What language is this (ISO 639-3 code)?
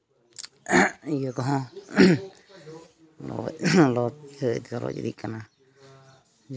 sat